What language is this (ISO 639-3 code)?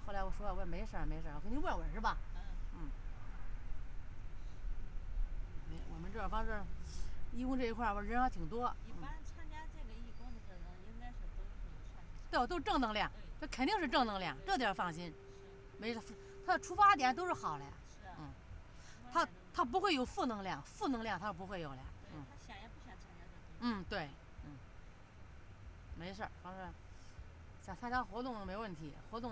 zho